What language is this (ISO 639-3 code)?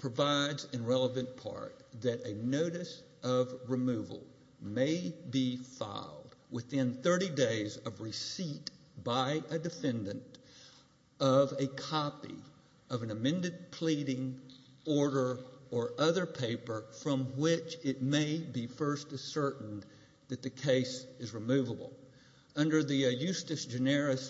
eng